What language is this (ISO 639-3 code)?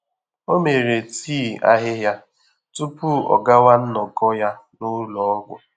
ibo